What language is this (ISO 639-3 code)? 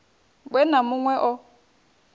ven